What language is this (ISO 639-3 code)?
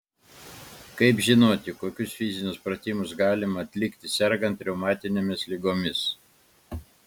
lit